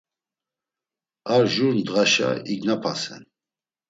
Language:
Laz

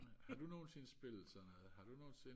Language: Danish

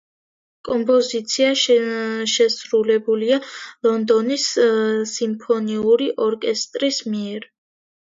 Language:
Georgian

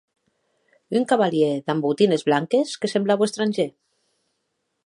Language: Occitan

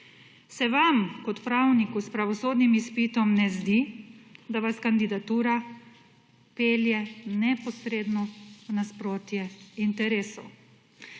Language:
Slovenian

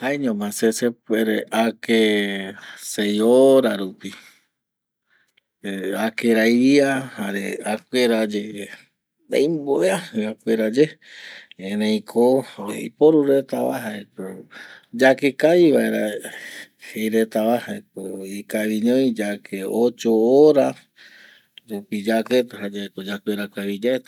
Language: Eastern Bolivian Guaraní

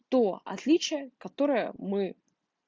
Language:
Russian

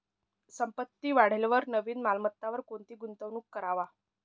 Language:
Marathi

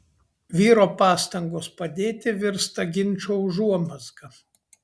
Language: Lithuanian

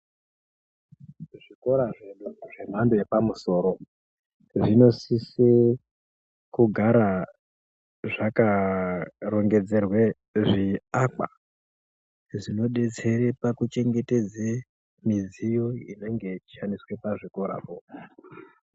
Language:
Ndau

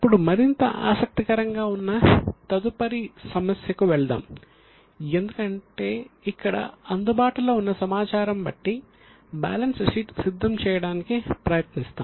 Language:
Telugu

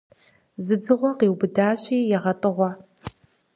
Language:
Kabardian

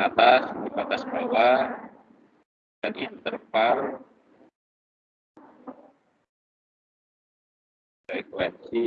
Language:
Indonesian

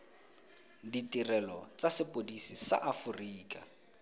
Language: Tswana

